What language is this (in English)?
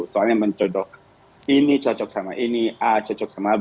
Indonesian